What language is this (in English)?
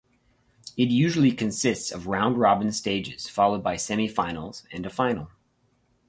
English